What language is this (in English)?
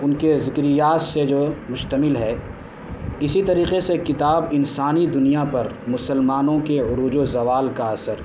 Urdu